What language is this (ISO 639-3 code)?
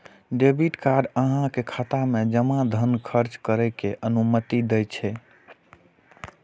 mai